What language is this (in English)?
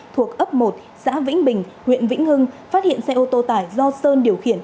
Vietnamese